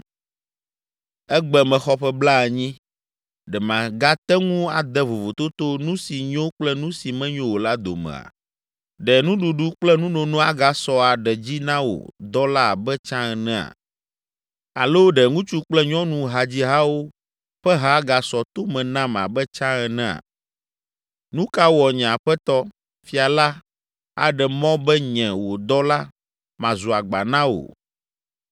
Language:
Ewe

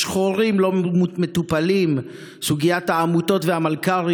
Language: Hebrew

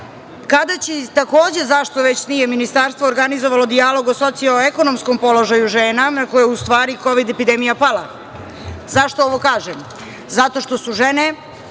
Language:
Serbian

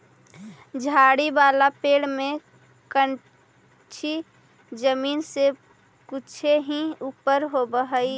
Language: Magahi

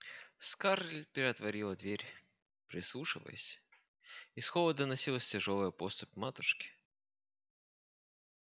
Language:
Russian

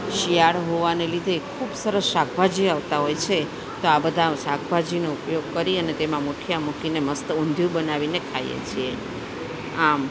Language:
Gujarati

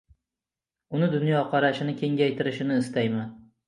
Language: Uzbek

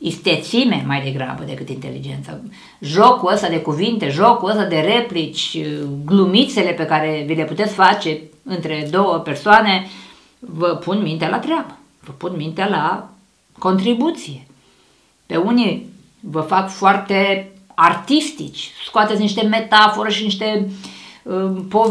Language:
Romanian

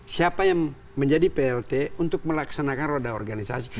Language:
Indonesian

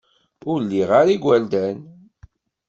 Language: Kabyle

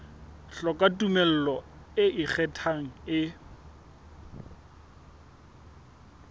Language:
Southern Sotho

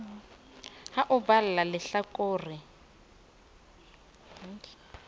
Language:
Southern Sotho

